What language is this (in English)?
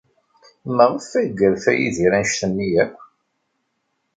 Kabyle